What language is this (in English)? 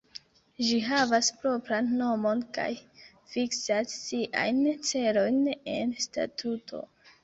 Esperanto